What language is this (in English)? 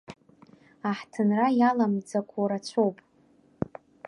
Abkhazian